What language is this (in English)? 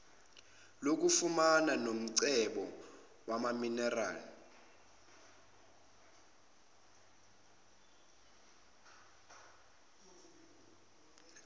Zulu